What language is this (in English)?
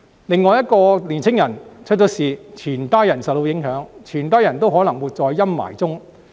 Cantonese